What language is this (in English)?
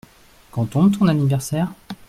French